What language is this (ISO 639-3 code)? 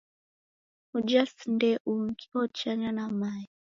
dav